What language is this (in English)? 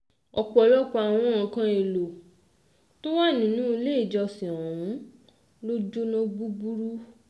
Yoruba